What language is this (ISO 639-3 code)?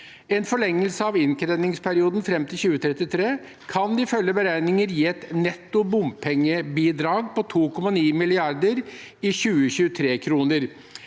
nor